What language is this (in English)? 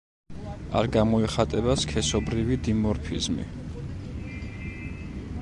Georgian